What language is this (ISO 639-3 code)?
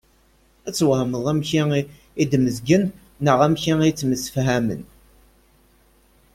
kab